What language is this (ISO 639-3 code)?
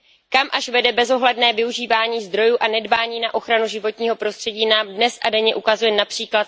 ces